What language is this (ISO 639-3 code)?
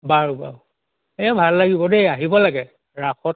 asm